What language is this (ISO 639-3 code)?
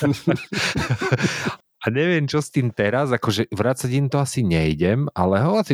slk